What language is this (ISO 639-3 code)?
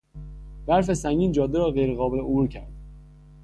fas